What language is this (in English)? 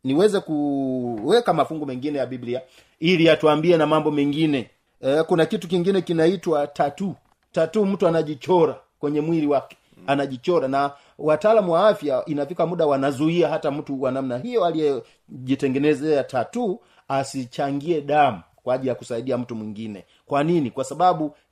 Swahili